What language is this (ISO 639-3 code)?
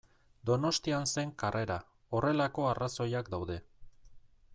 eus